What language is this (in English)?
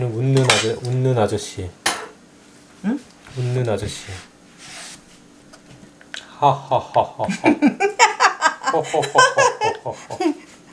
Korean